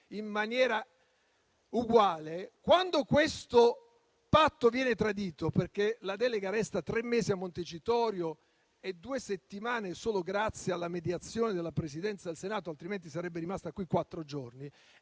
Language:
Italian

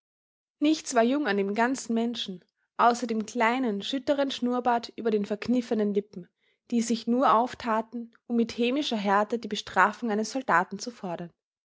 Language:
German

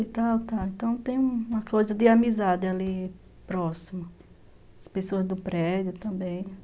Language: Portuguese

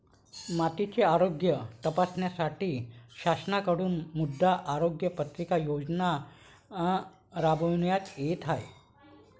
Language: Marathi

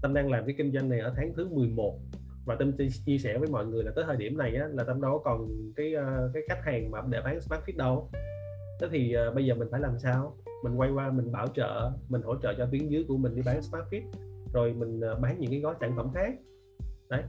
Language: Vietnamese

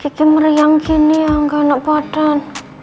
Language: Indonesian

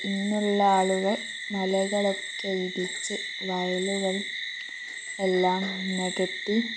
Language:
Malayalam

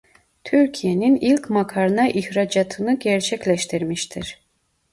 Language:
Turkish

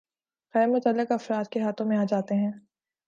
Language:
Urdu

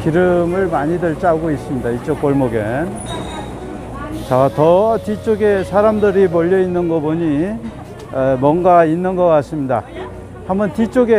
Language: Korean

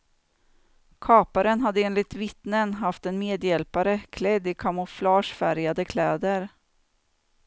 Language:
Swedish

